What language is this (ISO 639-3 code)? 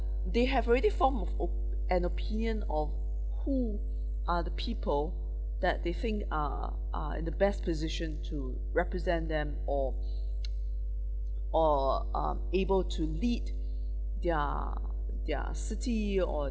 eng